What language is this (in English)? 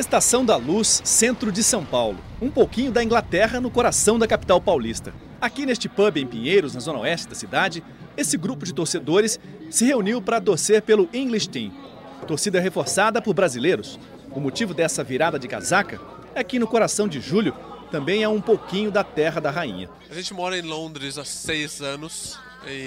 Portuguese